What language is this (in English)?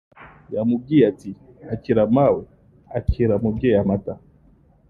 Kinyarwanda